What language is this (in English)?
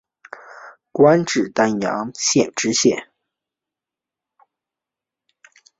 Chinese